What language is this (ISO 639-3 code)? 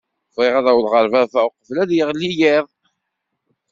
kab